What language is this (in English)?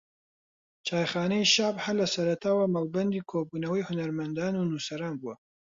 Central Kurdish